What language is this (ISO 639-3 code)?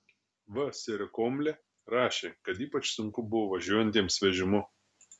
lit